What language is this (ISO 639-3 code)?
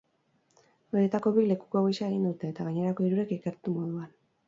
eus